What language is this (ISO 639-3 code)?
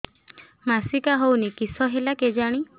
ori